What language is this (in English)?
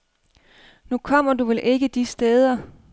Danish